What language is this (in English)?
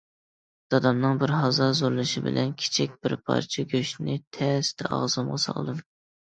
Uyghur